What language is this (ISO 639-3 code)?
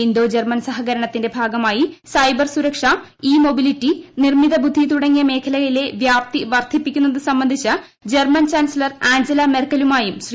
mal